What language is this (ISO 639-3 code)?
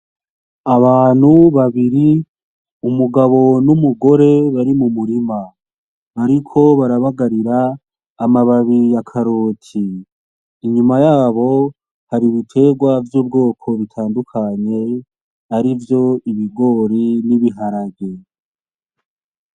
run